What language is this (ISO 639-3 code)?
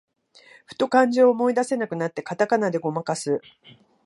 jpn